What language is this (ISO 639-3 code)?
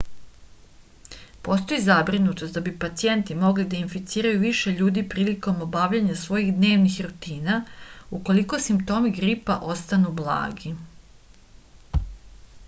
srp